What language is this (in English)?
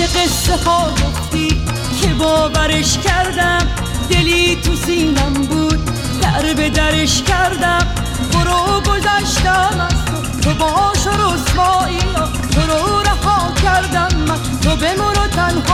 Persian